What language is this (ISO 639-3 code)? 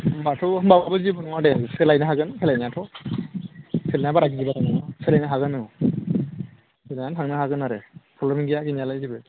brx